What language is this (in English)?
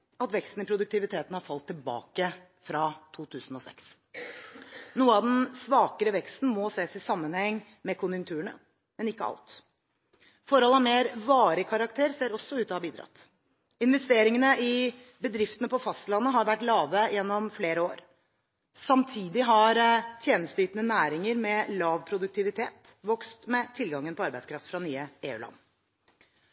Norwegian Bokmål